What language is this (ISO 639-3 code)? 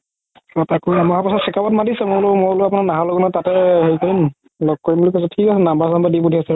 asm